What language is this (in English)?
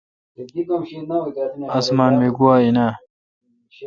Kalkoti